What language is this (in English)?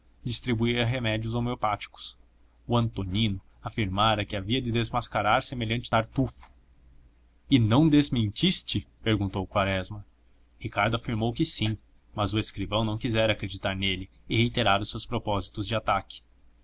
Portuguese